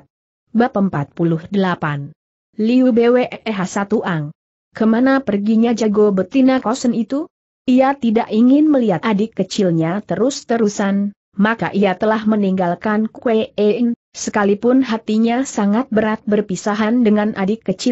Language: Indonesian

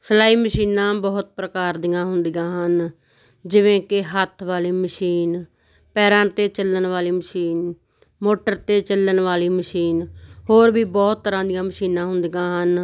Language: Punjabi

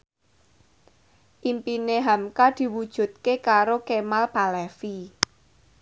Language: Javanese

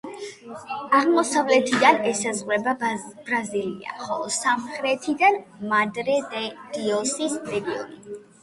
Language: Georgian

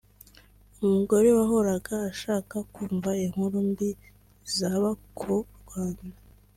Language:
Kinyarwanda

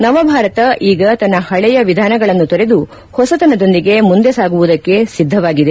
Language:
Kannada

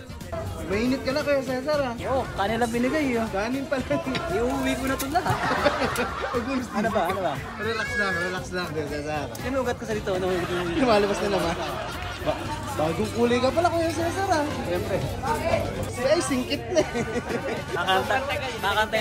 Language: Filipino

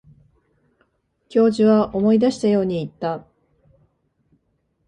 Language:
Japanese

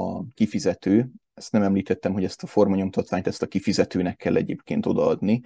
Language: Hungarian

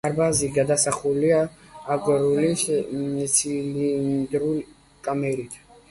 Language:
Georgian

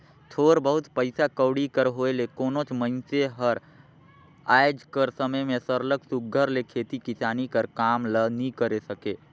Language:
Chhattisgarhi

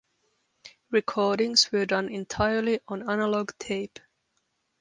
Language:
English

